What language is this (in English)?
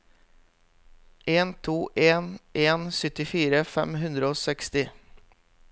Norwegian